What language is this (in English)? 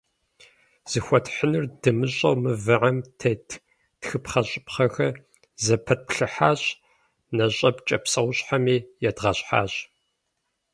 Kabardian